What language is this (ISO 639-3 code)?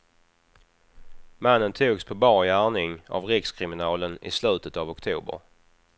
swe